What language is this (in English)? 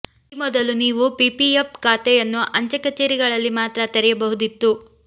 Kannada